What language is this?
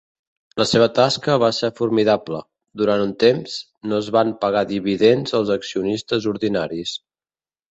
Catalan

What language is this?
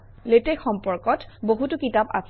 Assamese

